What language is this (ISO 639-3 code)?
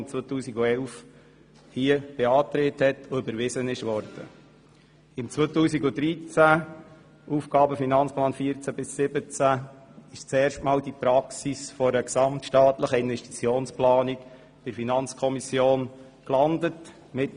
gsw